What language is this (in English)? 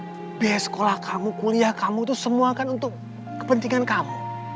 Indonesian